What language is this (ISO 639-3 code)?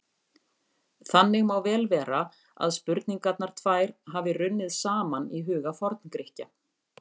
isl